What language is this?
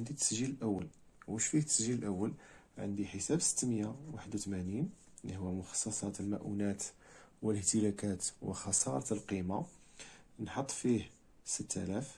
Arabic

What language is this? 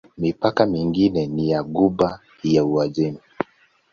Swahili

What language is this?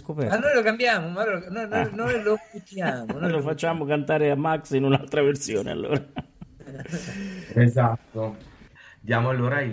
Italian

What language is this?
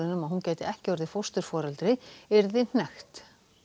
Icelandic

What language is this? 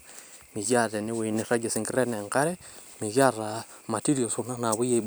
Masai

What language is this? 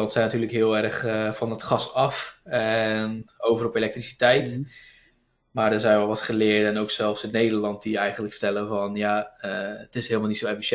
Dutch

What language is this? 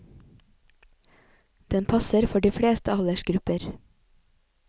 Norwegian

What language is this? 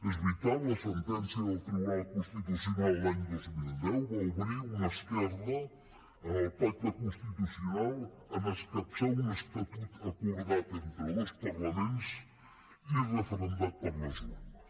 Catalan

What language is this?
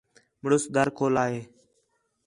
Khetrani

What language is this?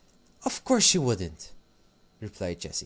English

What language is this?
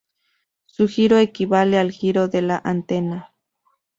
Spanish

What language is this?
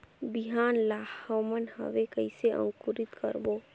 Chhattisgarhi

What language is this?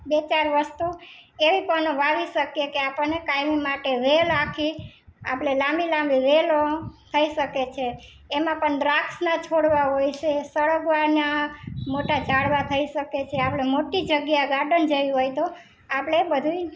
Gujarati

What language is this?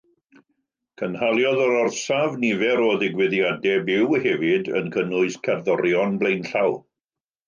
Welsh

